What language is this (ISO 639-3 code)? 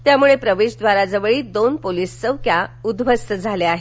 mar